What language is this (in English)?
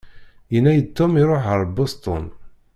Kabyle